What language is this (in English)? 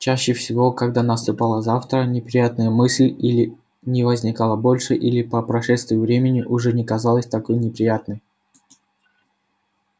Russian